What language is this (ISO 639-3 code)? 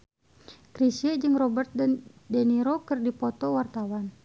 sun